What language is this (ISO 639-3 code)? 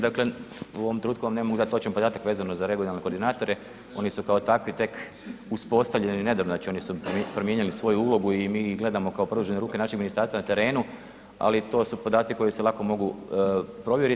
hrv